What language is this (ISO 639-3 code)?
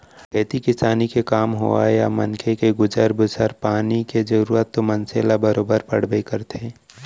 hne